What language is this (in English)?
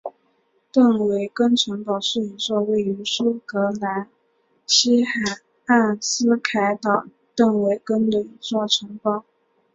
Chinese